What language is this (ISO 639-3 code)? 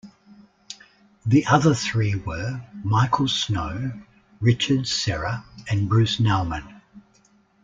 eng